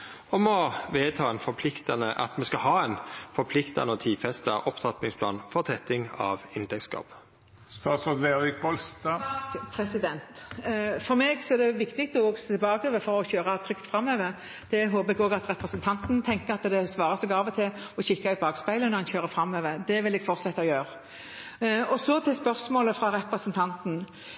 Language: Norwegian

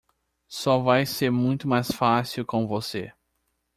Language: Portuguese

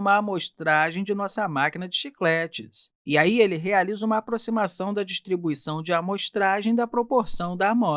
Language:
Portuguese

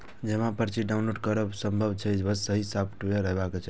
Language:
Maithili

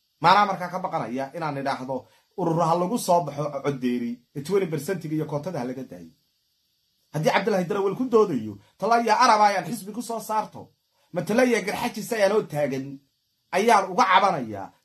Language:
Arabic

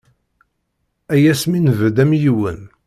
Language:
Kabyle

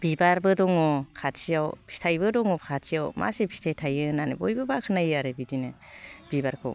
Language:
Bodo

